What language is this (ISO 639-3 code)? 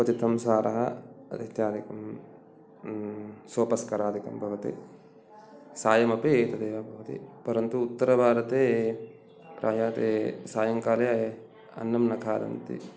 san